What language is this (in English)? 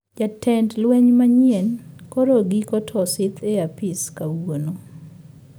Luo (Kenya and Tanzania)